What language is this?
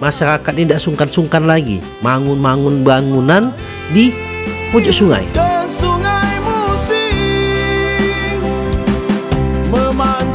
Indonesian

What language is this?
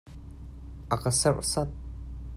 Hakha Chin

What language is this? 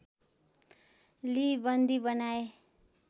Nepali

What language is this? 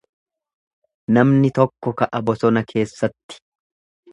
Oromo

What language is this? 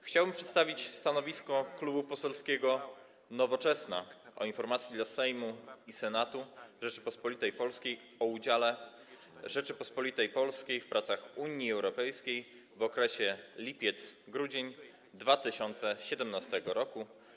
Polish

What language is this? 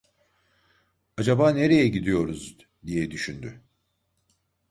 Turkish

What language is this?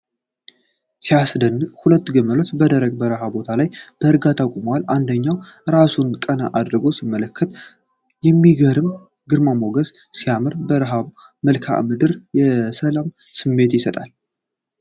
Amharic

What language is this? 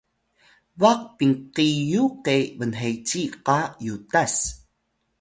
Atayal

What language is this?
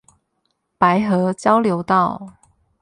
Chinese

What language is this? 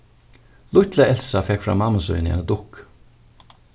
Faroese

